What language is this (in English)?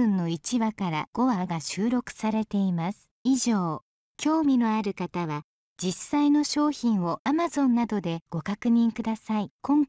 Japanese